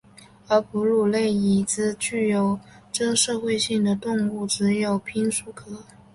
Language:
Chinese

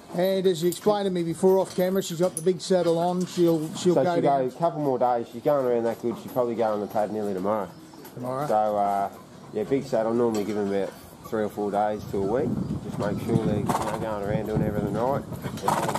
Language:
English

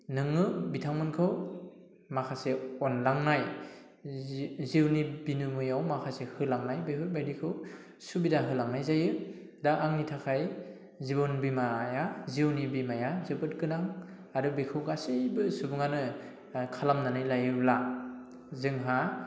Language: Bodo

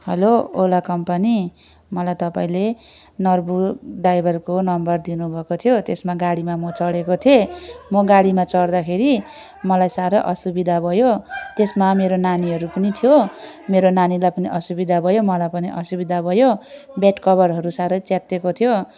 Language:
Nepali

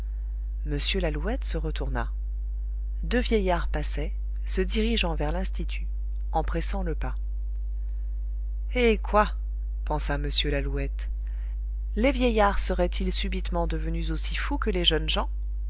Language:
French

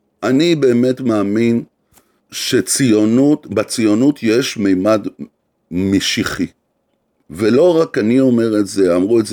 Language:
Hebrew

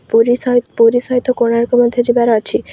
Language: Odia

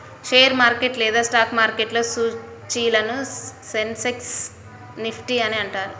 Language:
Telugu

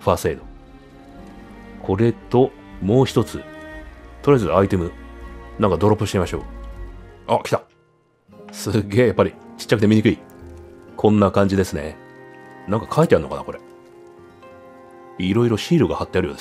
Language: Japanese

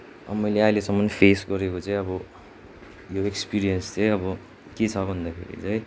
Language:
Nepali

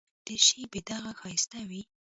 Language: Pashto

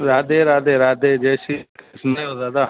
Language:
Sindhi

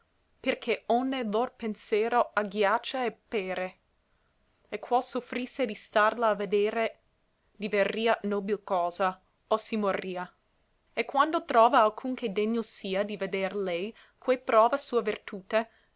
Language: Italian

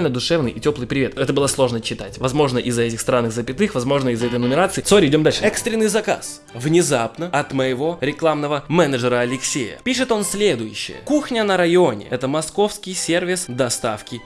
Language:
Russian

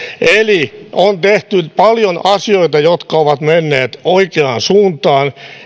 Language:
Finnish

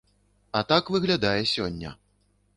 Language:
Belarusian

